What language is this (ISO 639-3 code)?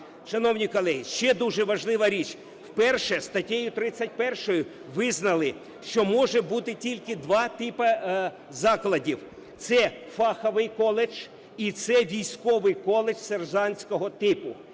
ukr